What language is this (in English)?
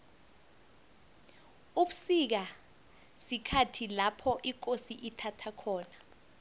South Ndebele